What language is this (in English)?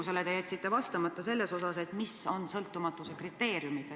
Estonian